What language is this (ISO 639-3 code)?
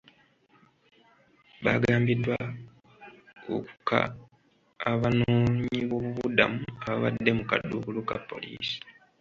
lug